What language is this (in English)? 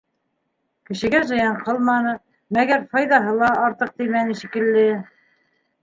Bashkir